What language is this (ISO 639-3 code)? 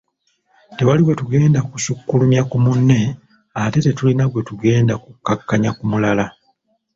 lug